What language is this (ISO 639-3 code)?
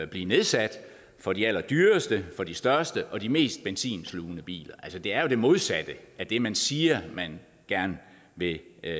dan